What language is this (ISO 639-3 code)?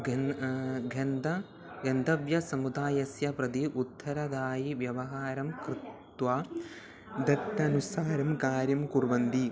san